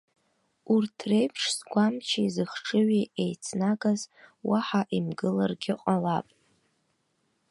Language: Abkhazian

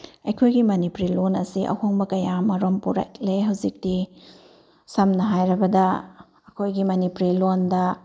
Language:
Manipuri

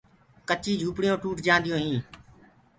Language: Gurgula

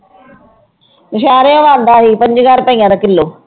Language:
Punjabi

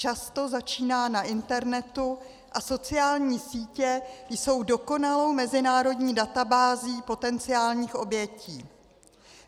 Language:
Czech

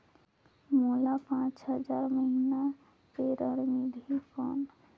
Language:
Chhattisgarhi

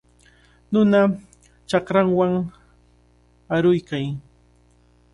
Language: Cajatambo North Lima Quechua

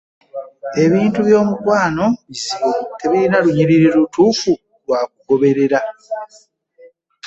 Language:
Ganda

